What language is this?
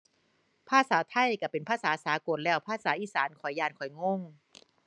Thai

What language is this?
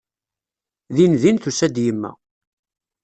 Kabyle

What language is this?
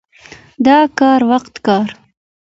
Pashto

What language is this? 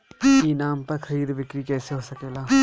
Bhojpuri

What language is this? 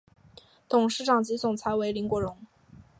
Chinese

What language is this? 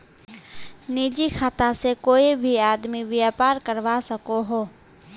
Magahi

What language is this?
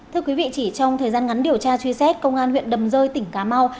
Vietnamese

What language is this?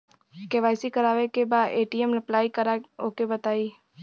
Bhojpuri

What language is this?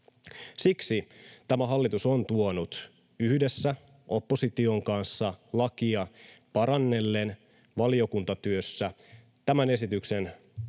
Finnish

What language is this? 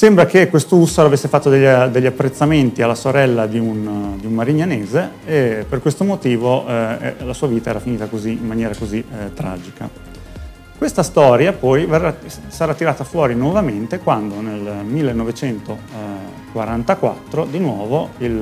Italian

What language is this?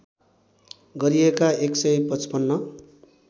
Nepali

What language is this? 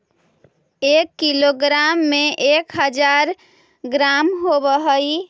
Magahi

